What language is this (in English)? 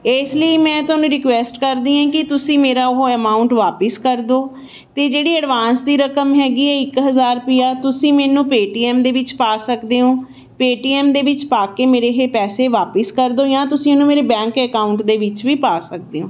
Punjabi